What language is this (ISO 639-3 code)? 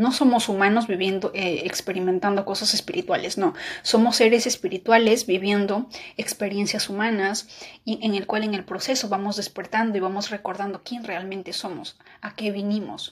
spa